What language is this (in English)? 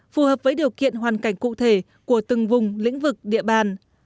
Vietnamese